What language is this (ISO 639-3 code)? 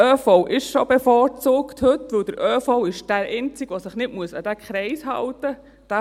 gsw